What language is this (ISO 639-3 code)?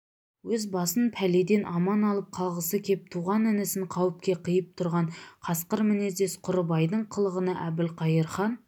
kaz